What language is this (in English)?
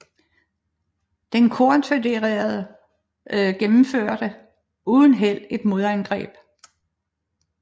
Danish